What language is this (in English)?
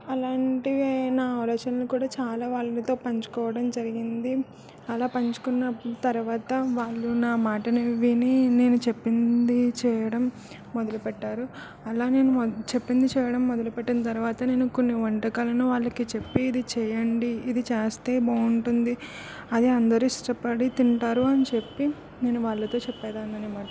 Telugu